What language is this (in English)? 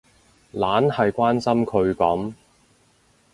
Cantonese